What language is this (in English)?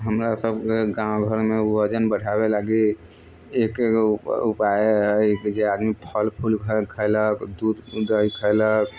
Maithili